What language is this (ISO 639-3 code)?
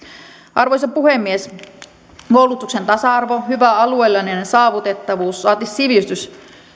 fin